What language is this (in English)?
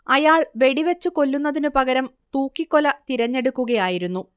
Malayalam